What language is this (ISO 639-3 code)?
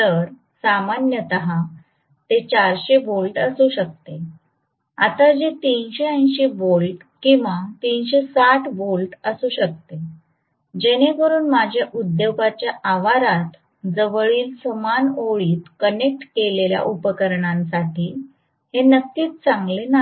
mar